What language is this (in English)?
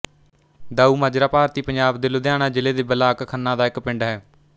Punjabi